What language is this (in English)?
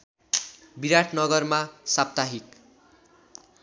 Nepali